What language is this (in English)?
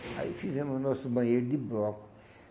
Portuguese